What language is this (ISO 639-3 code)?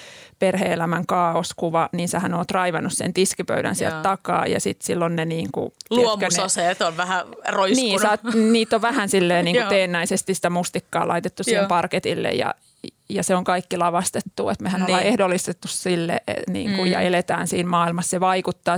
fin